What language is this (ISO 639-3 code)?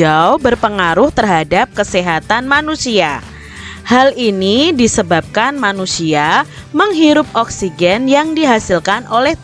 ind